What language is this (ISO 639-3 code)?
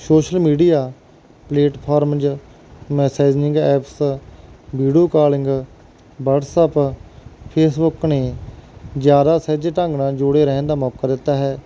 pan